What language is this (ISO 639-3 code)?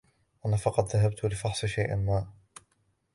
ara